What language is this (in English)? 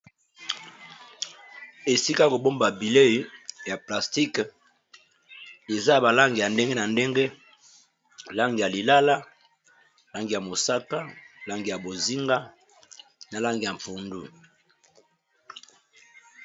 Lingala